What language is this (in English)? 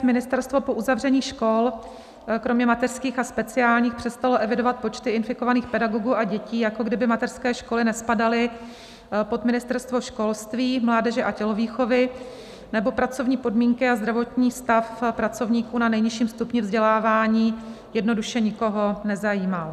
Czech